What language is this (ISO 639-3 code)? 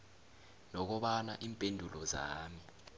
nbl